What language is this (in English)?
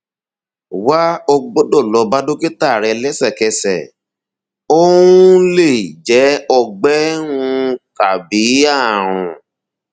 Yoruba